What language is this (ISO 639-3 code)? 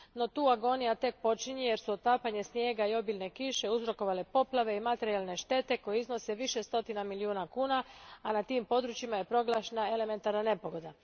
hrv